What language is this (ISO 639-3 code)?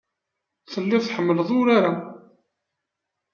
kab